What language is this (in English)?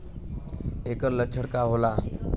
Bhojpuri